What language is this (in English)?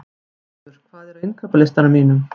Icelandic